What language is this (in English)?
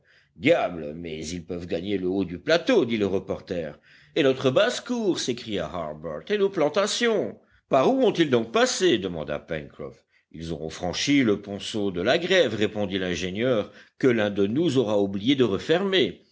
French